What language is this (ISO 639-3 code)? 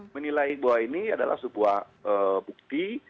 ind